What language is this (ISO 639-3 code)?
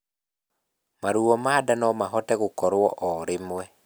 kik